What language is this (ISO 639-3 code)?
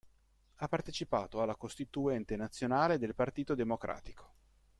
ita